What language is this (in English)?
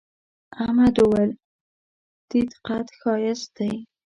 Pashto